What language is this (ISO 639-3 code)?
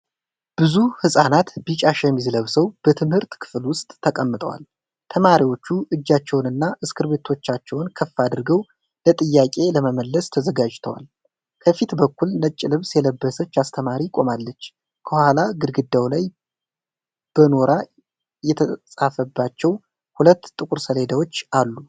amh